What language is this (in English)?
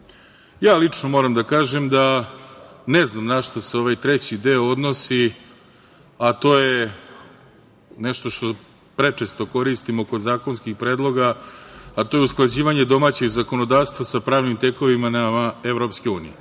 Serbian